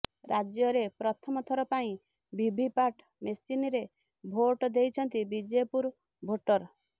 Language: Odia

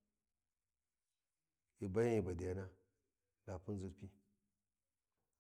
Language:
Warji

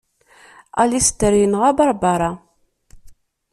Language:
Kabyle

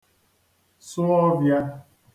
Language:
Igbo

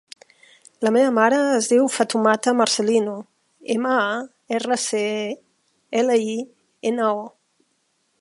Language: Catalan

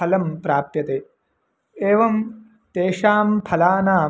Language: Sanskrit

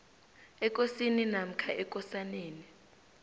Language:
South Ndebele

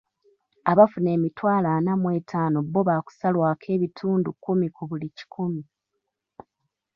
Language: Ganda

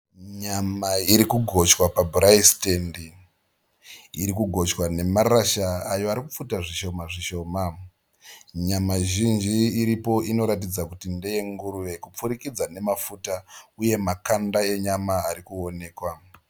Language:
Shona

